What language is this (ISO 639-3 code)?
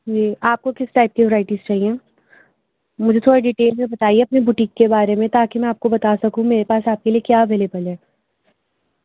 urd